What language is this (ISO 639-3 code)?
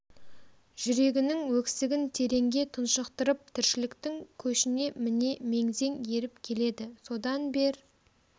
kaz